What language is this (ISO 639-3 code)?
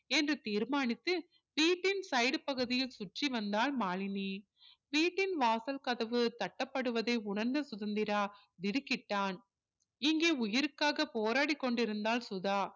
tam